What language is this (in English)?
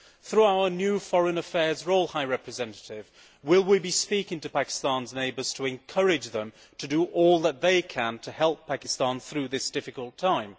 English